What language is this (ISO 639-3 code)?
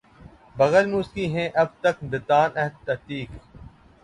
urd